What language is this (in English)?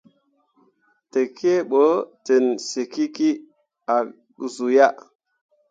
Mundang